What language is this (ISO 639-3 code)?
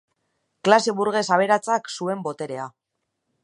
eus